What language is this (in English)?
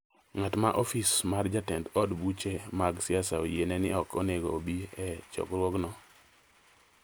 Luo (Kenya and Tanzania)